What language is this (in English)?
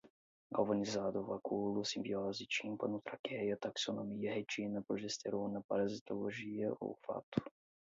Portuguese